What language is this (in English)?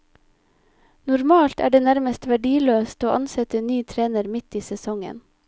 Norwegian